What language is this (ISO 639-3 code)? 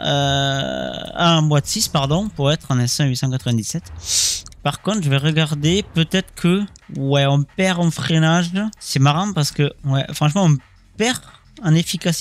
fra